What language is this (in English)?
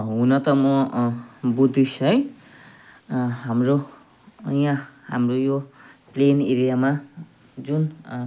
Nepali